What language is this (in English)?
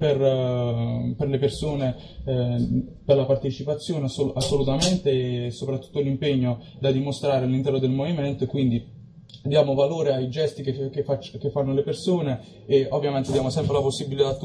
Italian